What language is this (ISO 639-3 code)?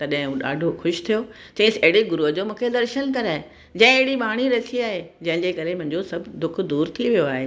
snd